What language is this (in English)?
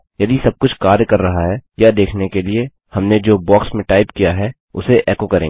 Hindi